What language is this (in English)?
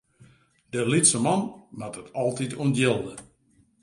Western Frisian